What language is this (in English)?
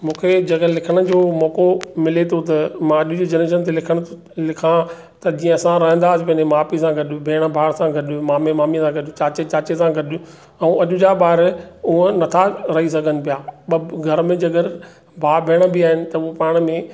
Sindhi